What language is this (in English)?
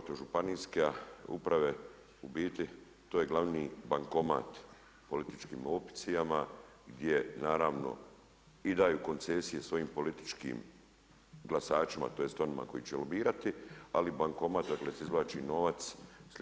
Croatian